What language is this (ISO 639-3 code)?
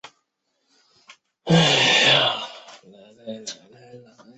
zho